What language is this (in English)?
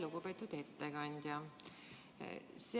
Estonian